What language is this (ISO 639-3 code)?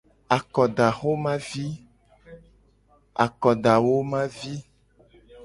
gej